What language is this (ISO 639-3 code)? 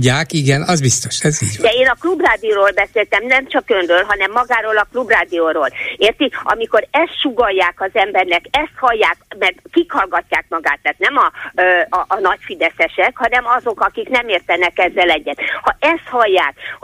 hun